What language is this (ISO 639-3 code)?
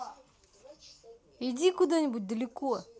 rus